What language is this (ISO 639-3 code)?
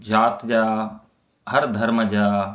snd